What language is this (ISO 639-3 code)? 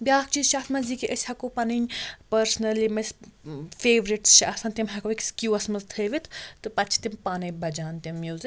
kas